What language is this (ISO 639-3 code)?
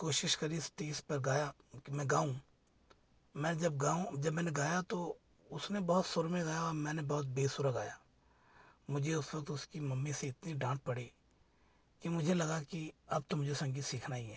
hin